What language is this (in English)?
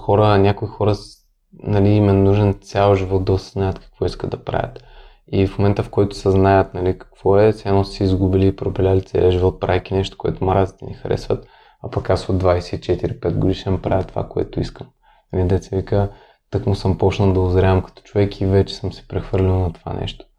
Bulgarian